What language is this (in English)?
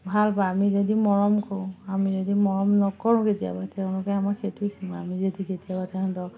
Assamese